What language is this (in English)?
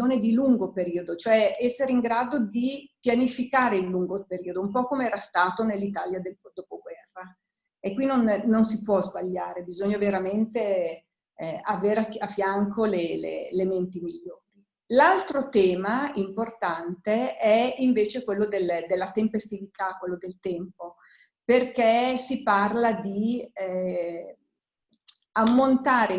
Italian